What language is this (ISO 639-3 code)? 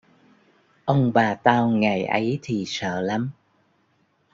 vie